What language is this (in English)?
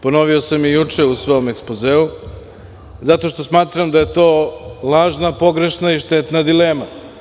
Serbian